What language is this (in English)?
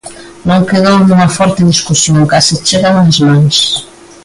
Galician